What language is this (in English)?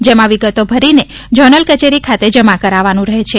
Gujarati